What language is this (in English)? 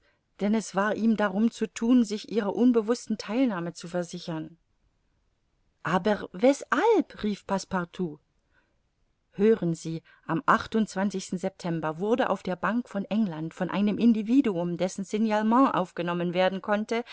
German